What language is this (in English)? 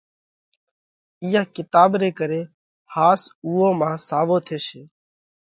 Parkari Koli